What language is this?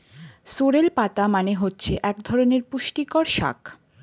Bangla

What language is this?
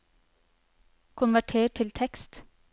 Norwegian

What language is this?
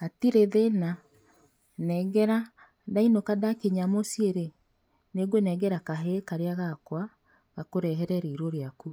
Kikuyu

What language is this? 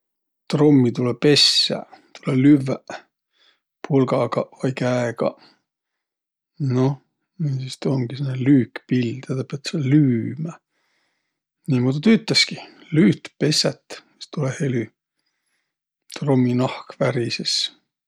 Võro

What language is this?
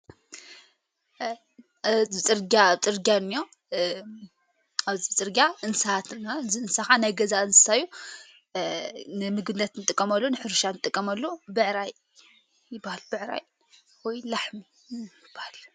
Tigrinya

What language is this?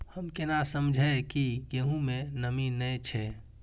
Maithili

